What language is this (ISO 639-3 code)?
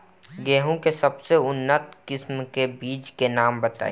bho